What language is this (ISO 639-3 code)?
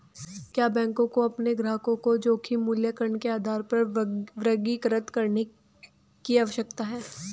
hin